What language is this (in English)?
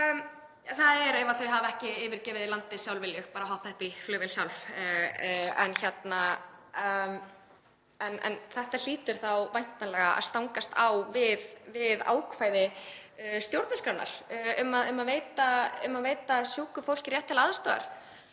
Icelandic